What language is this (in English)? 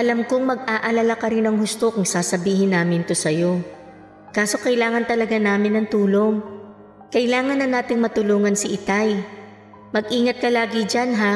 Filipino